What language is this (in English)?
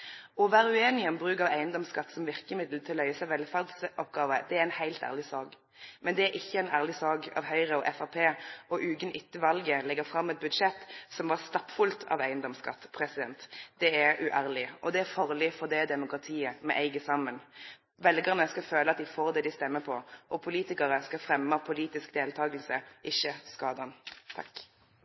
Norwegian Nynorsk